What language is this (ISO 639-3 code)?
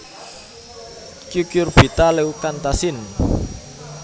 jav